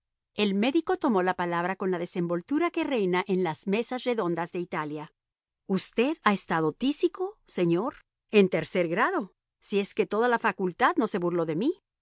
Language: Spanish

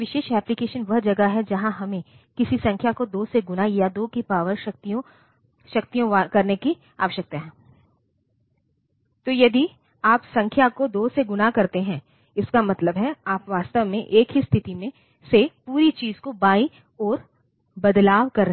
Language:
Hindi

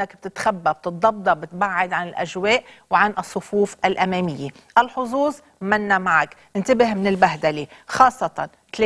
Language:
Arabic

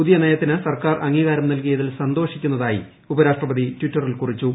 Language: Malayalam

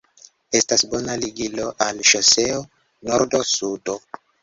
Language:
Esperanto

